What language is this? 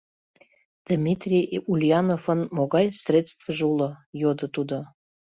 Mari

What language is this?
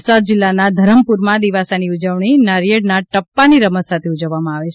Gujarati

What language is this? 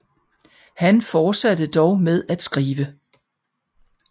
Danish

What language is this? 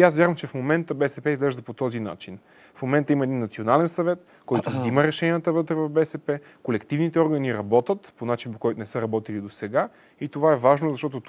Bulgarian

